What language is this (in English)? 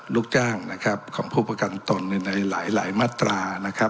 Thai